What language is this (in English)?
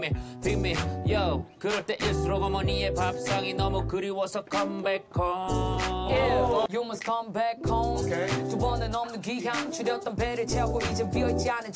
Korean